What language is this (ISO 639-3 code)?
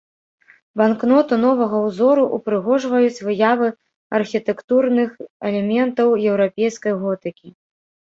bel